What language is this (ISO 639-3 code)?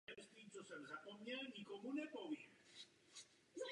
ces